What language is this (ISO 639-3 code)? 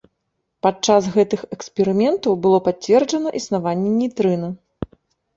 bel